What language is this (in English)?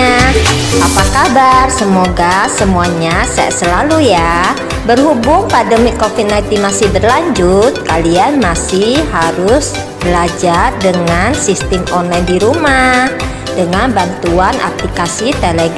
Indonesian